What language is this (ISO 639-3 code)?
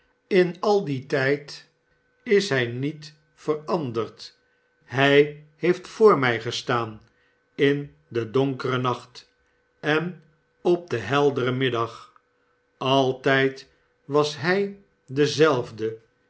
nld